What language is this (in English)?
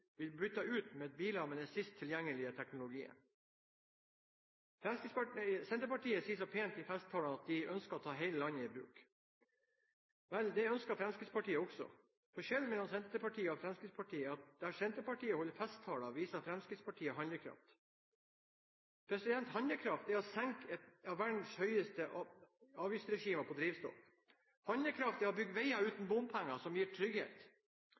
Norwegian Bokmål